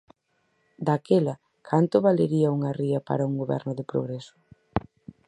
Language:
Galician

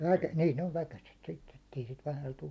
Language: Finnish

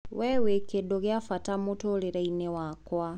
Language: Kikuyu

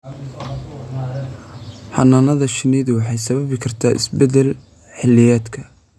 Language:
Somali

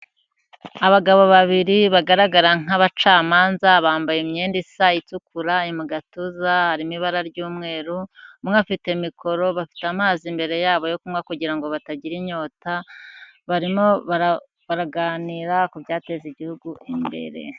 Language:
Kinyarwanda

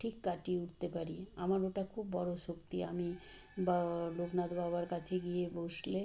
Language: Bangla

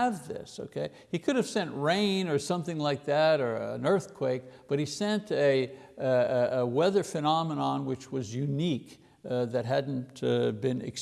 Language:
English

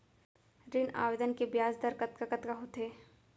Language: Chhattisgarhi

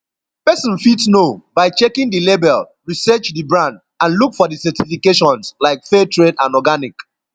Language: Nigerian Pidgin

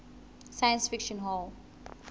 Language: Southern Sotho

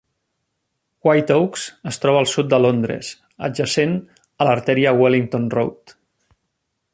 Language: Catalan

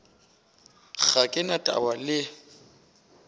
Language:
Northern Sotho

